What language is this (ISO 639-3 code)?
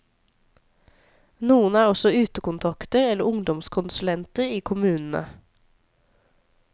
nor